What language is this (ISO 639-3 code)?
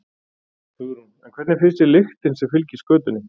isl